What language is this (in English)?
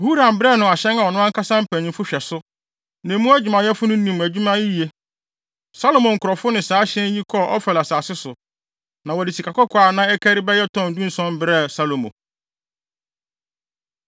Akan